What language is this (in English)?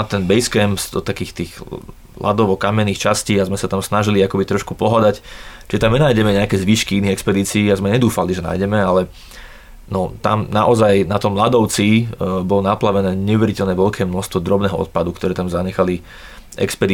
Slovak